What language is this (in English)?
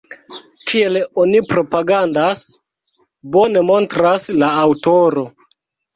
Esperanto